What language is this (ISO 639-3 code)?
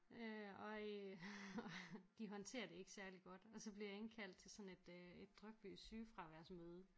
dan